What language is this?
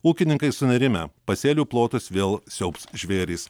Lithuanian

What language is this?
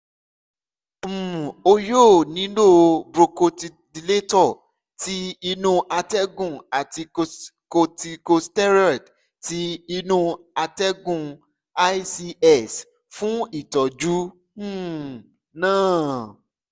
Yoruba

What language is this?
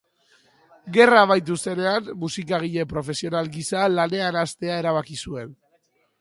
Basque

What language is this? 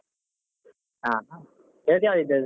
Kannada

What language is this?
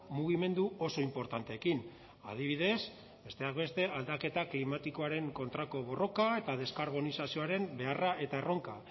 Basque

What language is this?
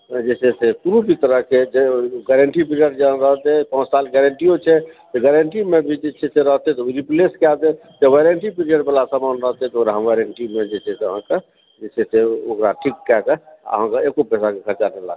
Maithili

